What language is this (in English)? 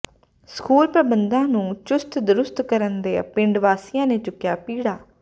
Punjabi